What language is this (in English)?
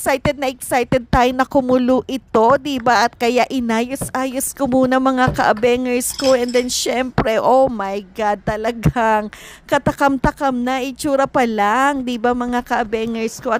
Filipino